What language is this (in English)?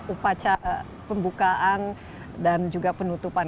Indonesian